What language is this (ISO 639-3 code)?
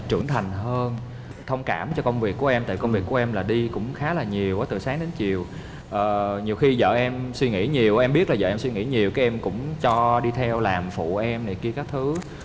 vie